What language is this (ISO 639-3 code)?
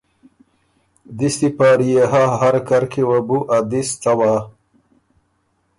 oru